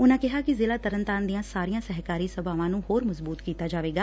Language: Punjabi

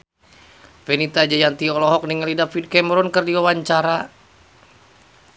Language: Sundanese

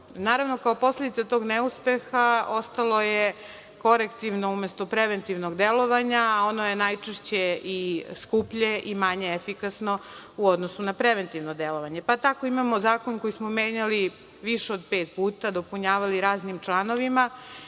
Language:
Serbian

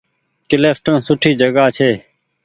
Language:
Goaria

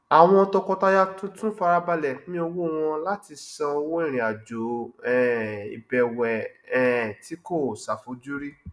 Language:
Yoruba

